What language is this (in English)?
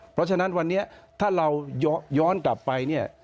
Thai